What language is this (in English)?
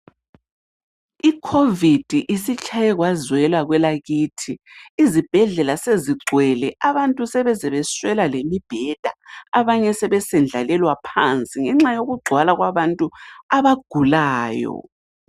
North Ndebele